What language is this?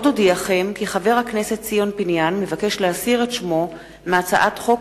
Hebrew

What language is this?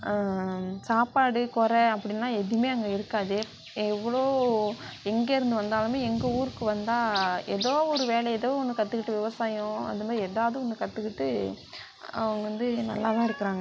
Tamil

